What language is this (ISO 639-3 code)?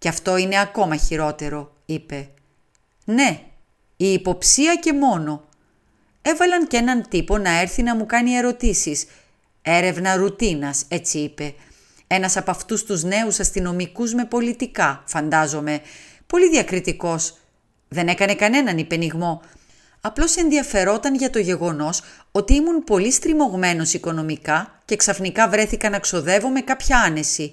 ell